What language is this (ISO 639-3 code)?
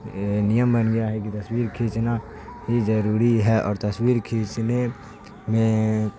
urd